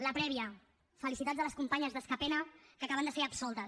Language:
Catalan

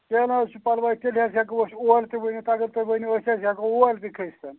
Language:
Kashmiri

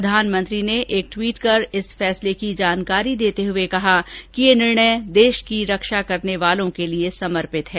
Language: Hindi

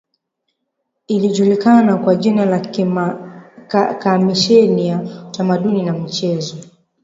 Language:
Swahili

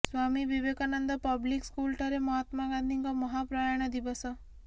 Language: Odia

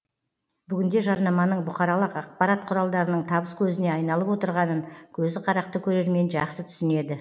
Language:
Kazakh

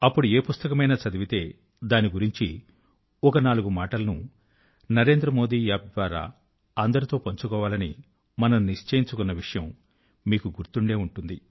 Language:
Telugu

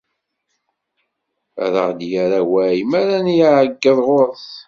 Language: Kabyle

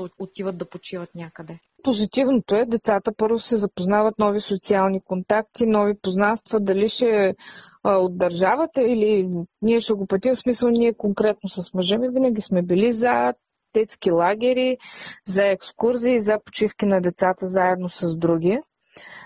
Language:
Bulgarian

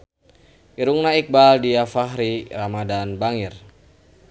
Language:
Sundanese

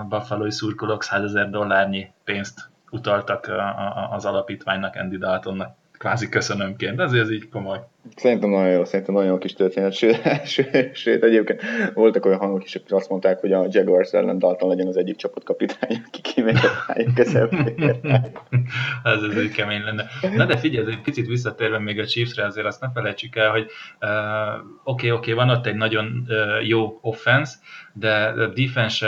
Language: Hungarian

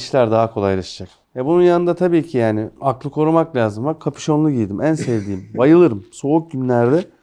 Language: Turkish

